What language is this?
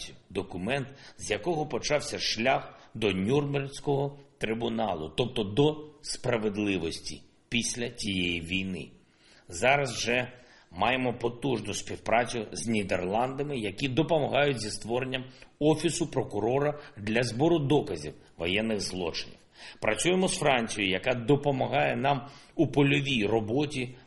Ukrainian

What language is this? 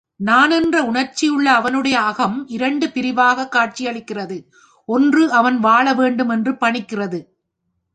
Tamil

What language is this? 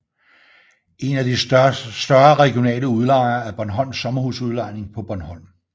Danish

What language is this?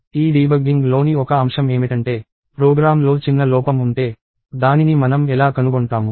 Telugu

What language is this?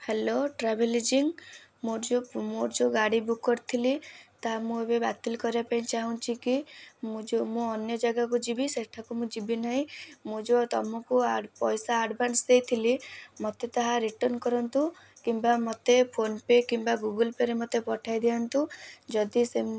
Odia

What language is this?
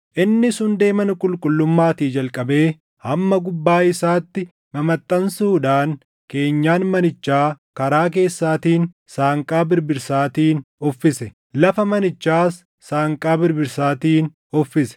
Oromo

